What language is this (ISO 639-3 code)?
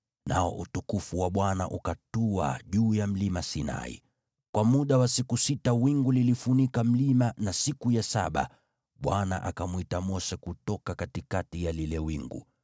swa